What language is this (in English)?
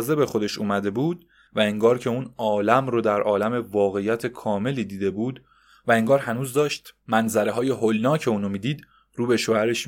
Persian